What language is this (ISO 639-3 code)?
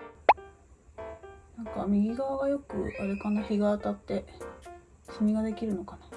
jpn